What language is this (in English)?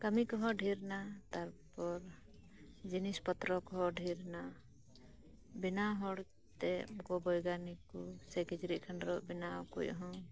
Santali